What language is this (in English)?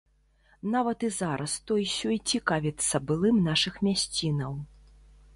Belarusian